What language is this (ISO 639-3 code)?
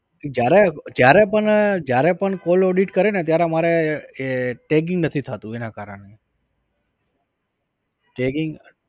guj